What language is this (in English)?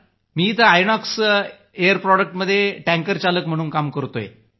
Marathi